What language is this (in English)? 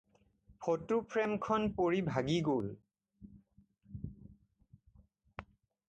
Assamese